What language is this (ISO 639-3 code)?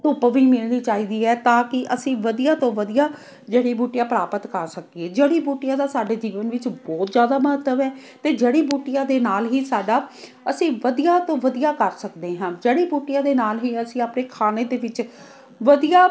pan